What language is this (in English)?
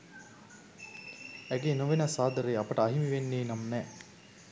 Sinhala